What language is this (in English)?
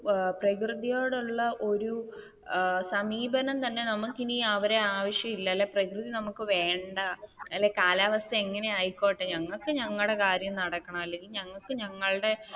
Malayalam